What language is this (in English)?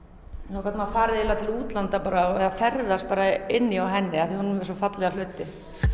Icelandic